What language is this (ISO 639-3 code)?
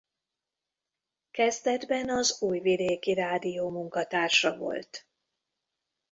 hun